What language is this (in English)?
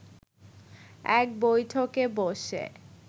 Bangla